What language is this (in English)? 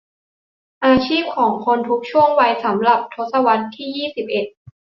Thai